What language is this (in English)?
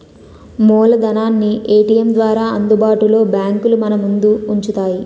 Telugu